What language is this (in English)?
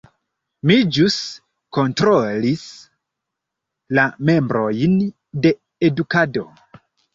Esperanto